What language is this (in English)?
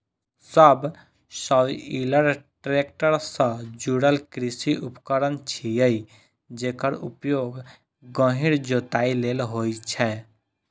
Maithili